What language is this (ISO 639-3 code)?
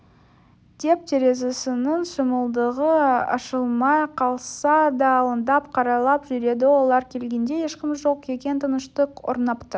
kaz